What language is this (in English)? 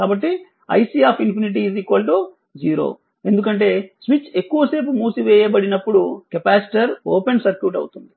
Telugu